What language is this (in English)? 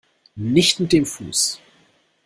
German